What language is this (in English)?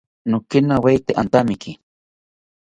South Ucayali Ashéninka